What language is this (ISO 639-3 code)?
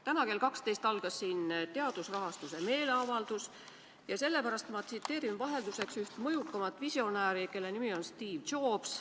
est